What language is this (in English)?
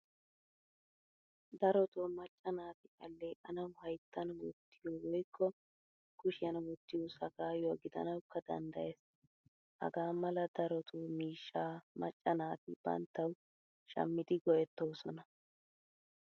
Wolaytta